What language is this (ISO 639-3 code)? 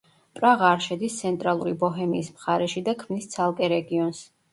kat